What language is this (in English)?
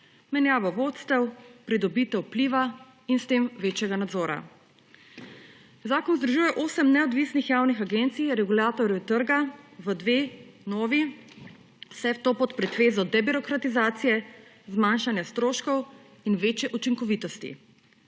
Slovenian